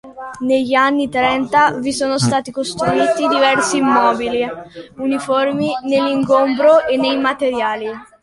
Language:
Italian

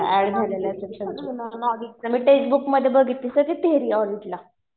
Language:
Marathi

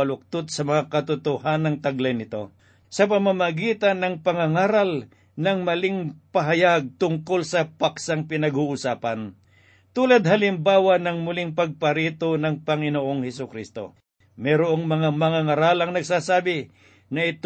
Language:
Filipino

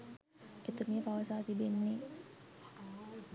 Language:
Sinhala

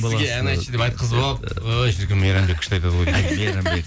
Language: Kazakh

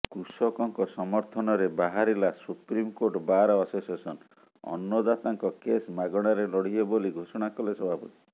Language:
Odia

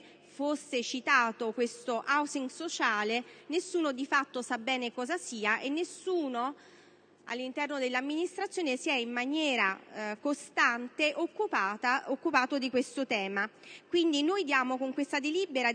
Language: Italian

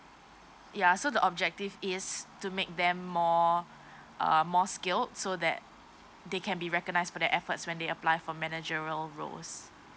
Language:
English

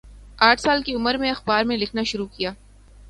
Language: Urdu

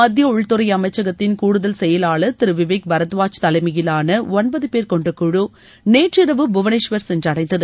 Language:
Tamil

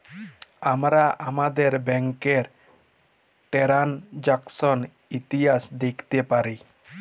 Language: Bangla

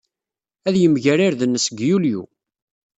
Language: Kabyle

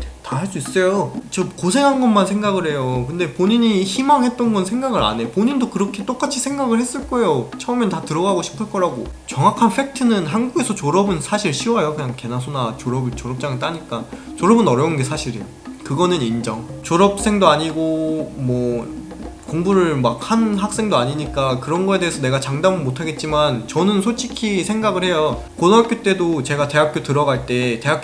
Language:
Korean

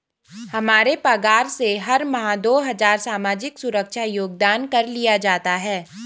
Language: Hindi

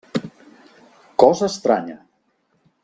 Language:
Catalan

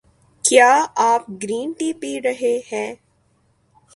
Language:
Urdu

